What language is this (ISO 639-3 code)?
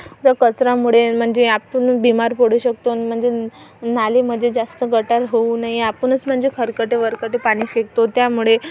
mar